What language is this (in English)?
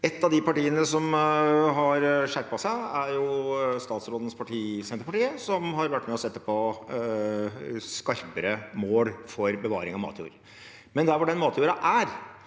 Norwegian